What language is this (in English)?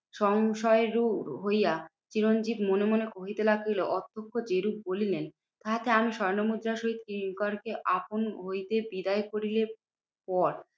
Bangla